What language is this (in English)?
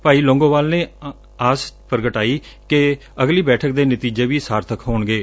Punjabi